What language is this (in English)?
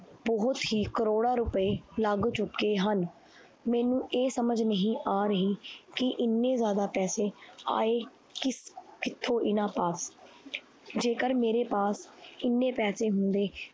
Punjabi